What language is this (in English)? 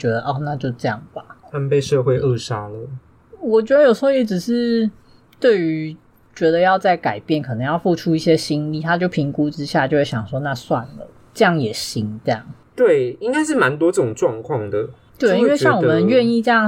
Chinese